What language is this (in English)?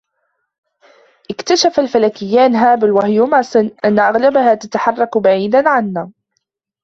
Arabic